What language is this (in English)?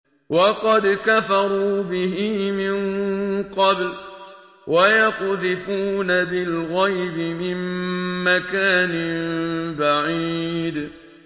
Arabic